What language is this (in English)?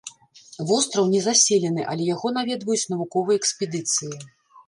Belarusian